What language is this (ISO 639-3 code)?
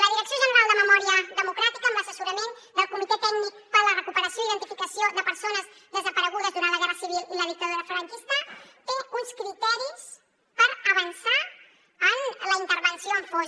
cat